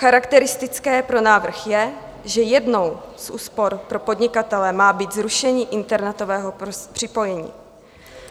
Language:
Czech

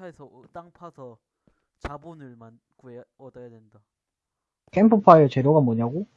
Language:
Korean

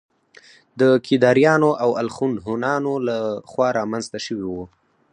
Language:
Pashto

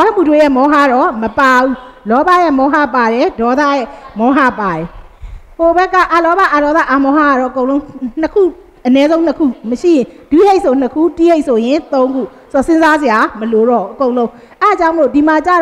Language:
Thai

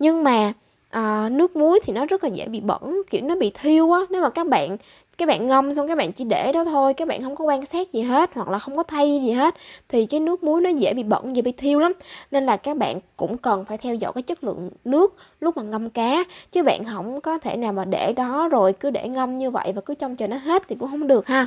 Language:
Vietnamese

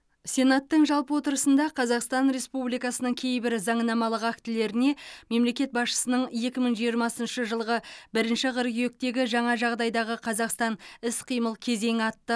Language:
Kazakh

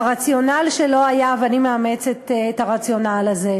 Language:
Hebrew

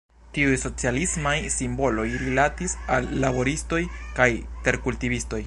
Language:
Esperanto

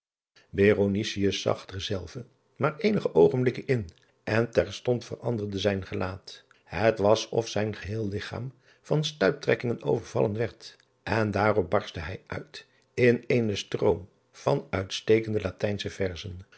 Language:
Dutch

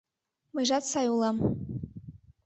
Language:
Mari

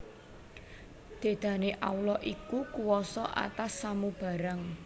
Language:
Javanese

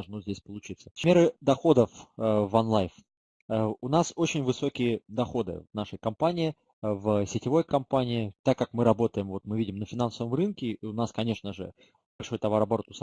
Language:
Russian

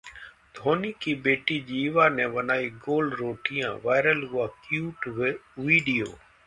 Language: Hindi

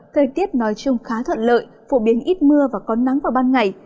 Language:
Vietnamese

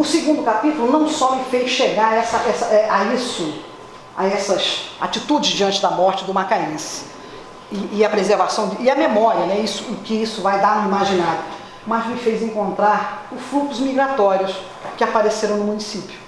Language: Portuguese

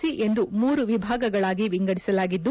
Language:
Kannada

